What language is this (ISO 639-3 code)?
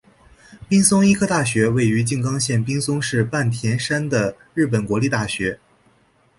zho